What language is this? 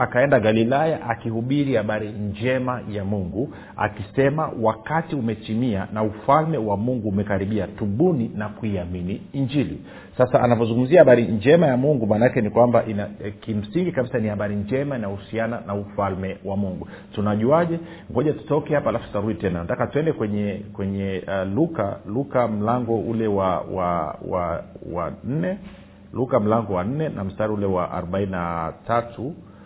Swahili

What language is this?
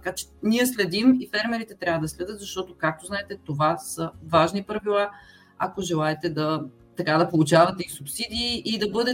Bulgarian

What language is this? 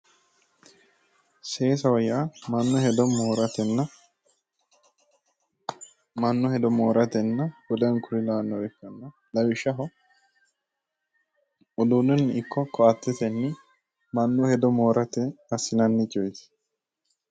Sidamo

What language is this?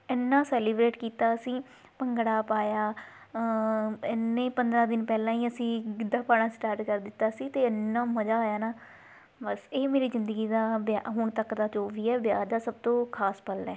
Punjabi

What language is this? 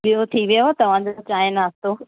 Sindhi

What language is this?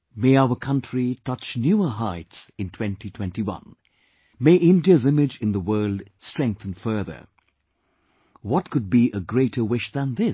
English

